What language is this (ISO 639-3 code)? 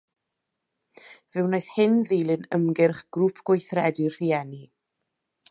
cym